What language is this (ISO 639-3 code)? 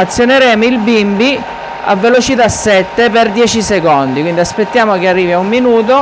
ita